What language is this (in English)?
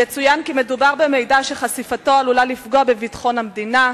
Hebrew